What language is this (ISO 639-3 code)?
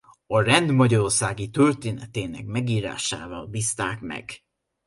hun